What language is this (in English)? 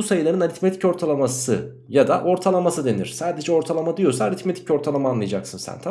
Turkish